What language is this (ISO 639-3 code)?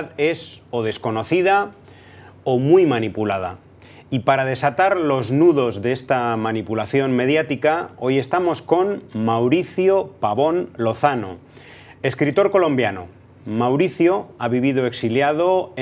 spa